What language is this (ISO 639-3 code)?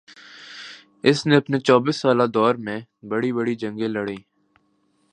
urd